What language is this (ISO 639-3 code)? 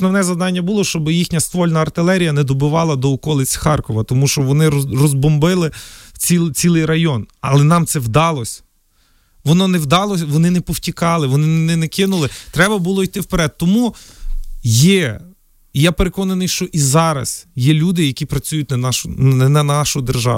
ukr